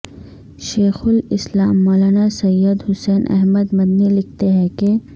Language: Urdu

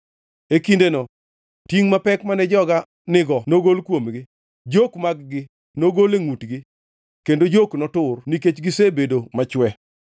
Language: Luo (Kenya and Tanzania)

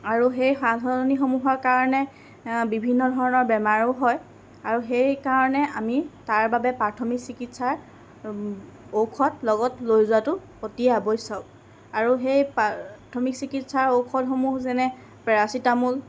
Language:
Assamese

